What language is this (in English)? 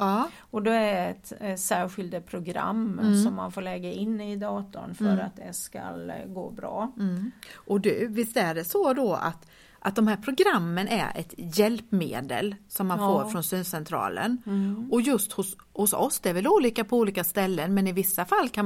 Swedish